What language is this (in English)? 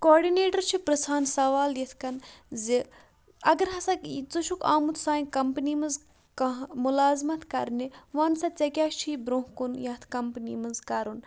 Kashmiri